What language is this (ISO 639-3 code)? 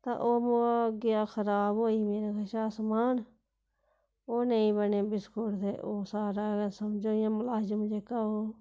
doi